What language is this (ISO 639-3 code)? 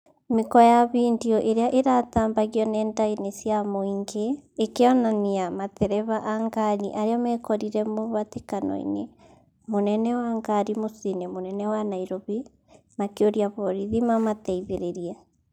kik